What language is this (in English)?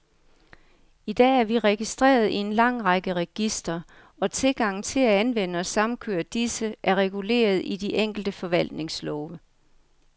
Danish